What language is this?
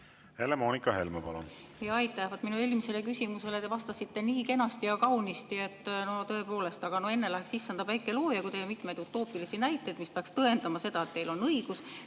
Estonian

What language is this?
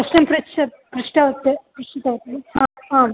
Sanskrit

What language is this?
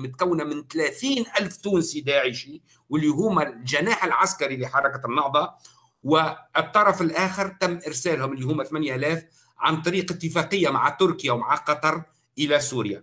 Arabic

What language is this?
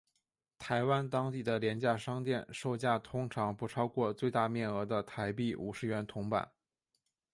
Chinese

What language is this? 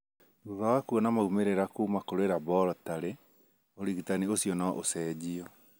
Kikuyu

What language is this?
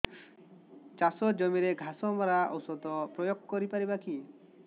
Odia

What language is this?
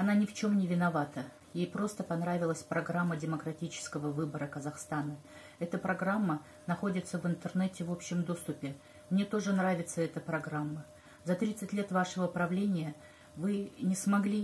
Russian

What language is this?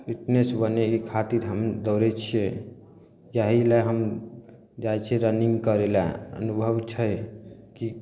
Maithili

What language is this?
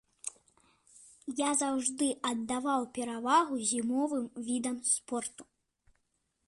Belarusian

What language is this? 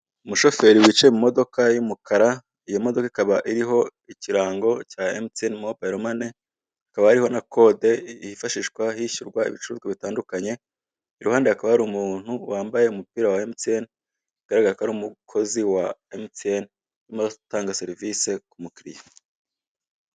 Kinyarwanda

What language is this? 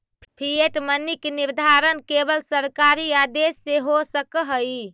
Magahi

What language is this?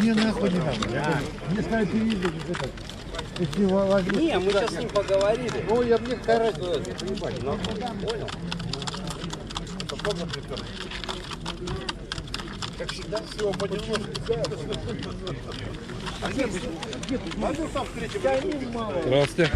Russian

